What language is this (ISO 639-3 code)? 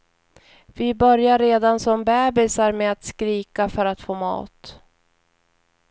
swe